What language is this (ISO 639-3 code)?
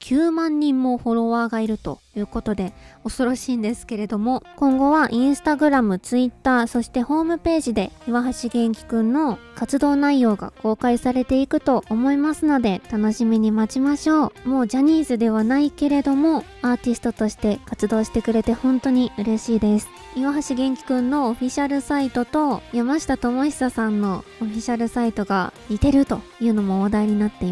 jpn